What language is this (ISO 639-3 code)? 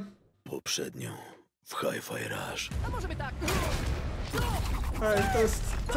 pol